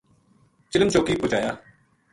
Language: Gujari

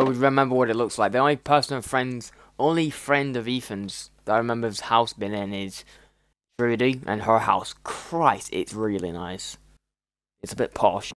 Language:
English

